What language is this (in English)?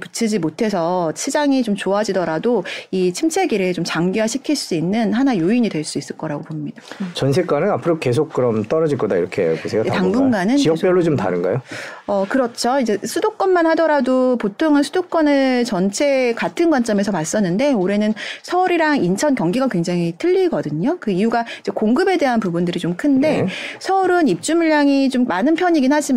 Korean